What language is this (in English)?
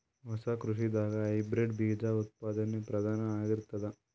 Kannada